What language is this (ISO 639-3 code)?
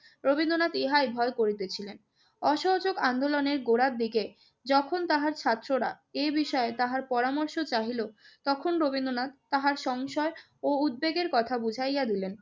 ben